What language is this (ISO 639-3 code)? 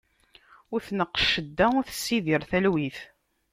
kab